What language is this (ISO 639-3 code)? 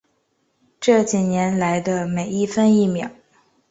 zho